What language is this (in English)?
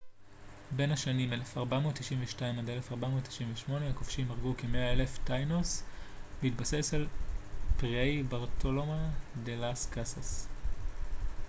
Hebrew